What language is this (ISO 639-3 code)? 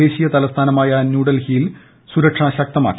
mal